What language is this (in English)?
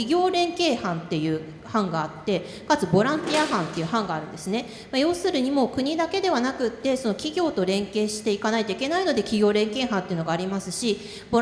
Japanese